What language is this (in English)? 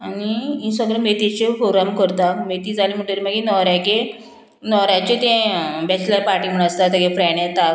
Konkani